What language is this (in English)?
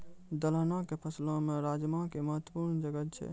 Maithili